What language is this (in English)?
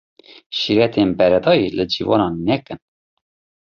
Kurdish